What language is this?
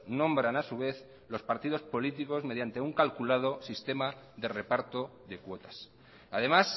Spanish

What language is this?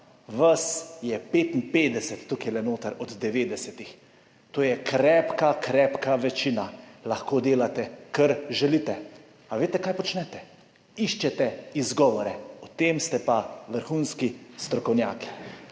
Slovenian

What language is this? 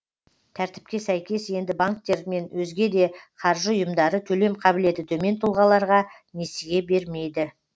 Kazakh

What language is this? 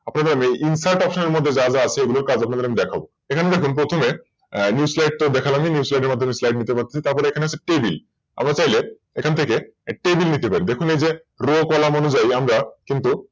Bangla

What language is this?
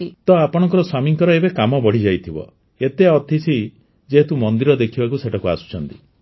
Odia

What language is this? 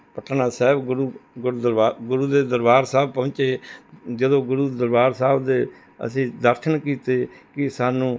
Punjabi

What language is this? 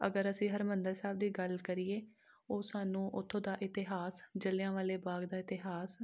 Punjabi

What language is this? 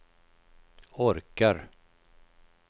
Swedish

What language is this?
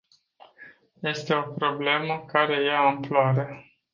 Romanian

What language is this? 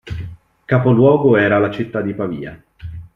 Italian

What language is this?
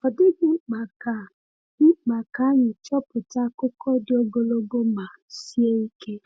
Igbo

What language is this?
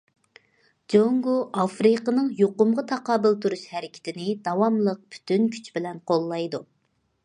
Uyghur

